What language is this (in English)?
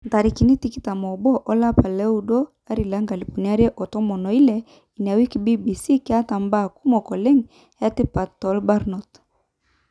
Masai